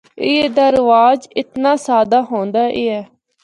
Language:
Northern Hindko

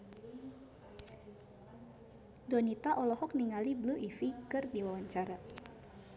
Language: Sundanese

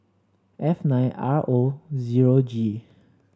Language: English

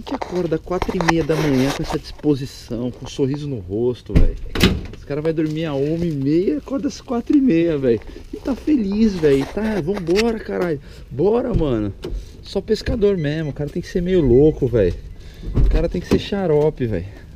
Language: Portuguese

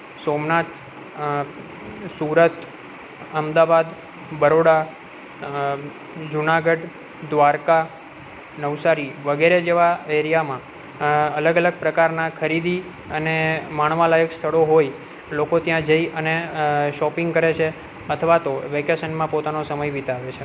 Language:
Gujarati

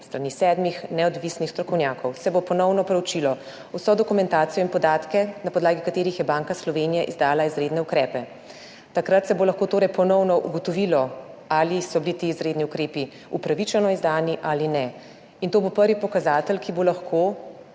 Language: Slovenian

